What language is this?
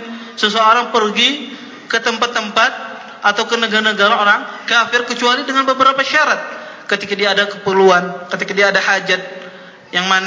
Malay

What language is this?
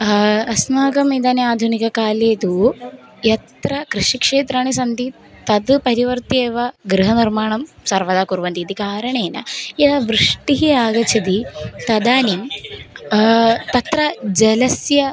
Sanskrit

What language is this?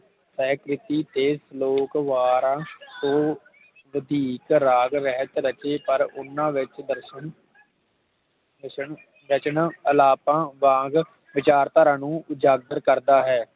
Punjabi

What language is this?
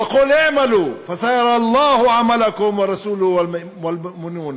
Hebrew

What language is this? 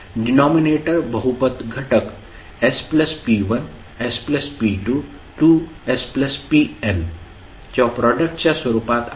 Marathi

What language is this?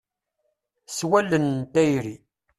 Kabyle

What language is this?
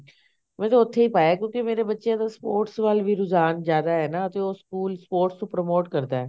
Punjabi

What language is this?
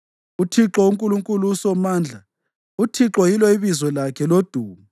North Ndebele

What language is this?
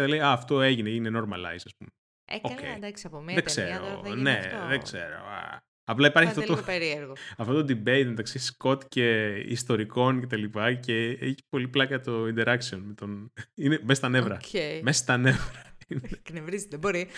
Greek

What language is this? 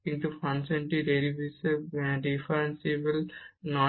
Bangla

